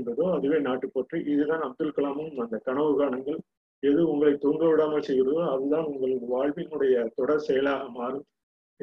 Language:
Tamil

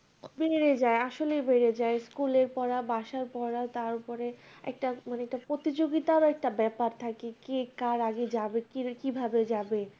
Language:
Bangla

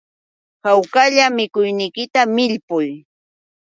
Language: Yauyos Quechua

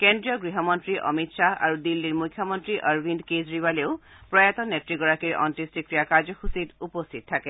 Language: Assamese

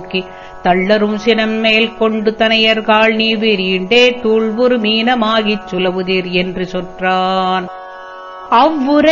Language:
Tamil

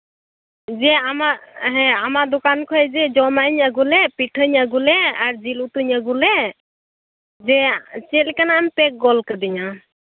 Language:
Santali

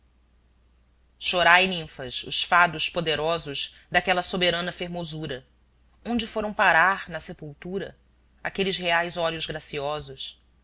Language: Portuguese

